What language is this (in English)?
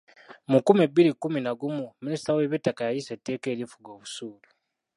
Ganda